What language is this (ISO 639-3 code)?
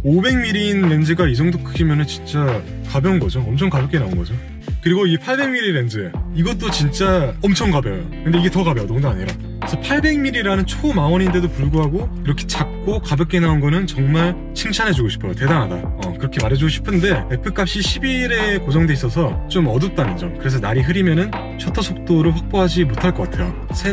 kor